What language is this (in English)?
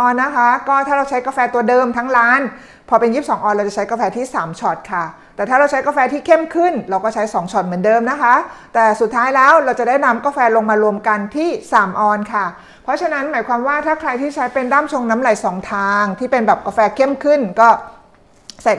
Thai